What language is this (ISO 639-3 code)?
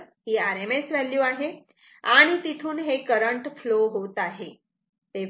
mar